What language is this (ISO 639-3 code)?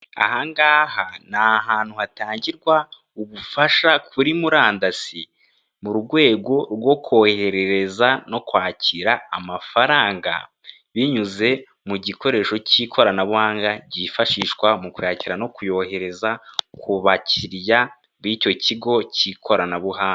kin